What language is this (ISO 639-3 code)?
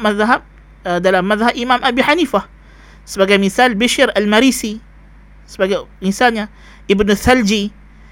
msa